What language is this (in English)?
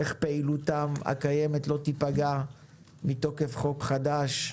Hebrew